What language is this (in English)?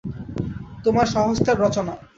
Bangla